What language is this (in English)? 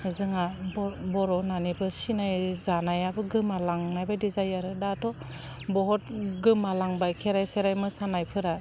Bodo